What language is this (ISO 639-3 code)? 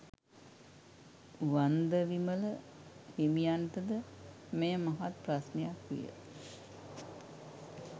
sin